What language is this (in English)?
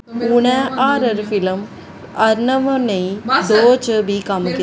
Dogri